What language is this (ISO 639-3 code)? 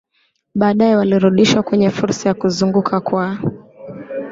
swa